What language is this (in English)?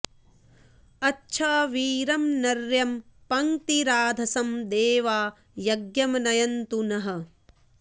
Sanskrit